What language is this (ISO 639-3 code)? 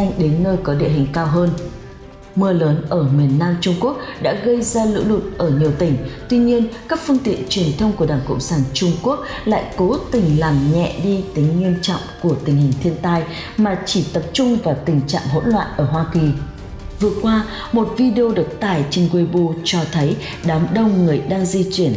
vie